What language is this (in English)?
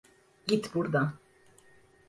Turkish